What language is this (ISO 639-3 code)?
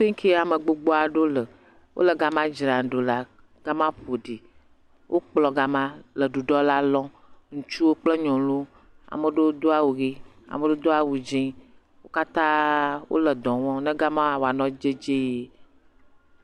ewe